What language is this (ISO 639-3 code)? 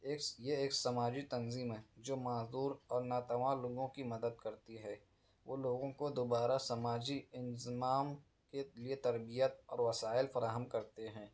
urd